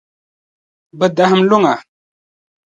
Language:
Dagbani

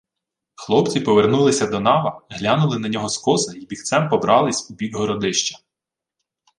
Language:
Ukrainian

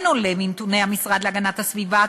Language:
Hebrew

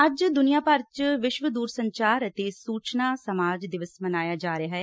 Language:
Punjabi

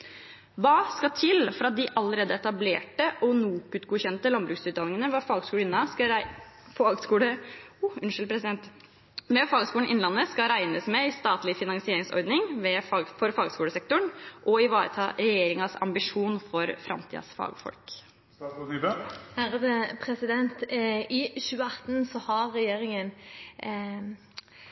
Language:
Norwegian Bokmål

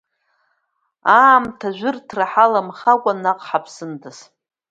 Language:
Abkhazian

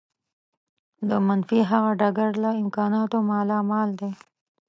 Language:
Pashto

